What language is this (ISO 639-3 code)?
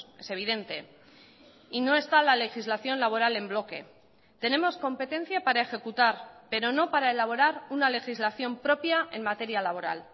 spa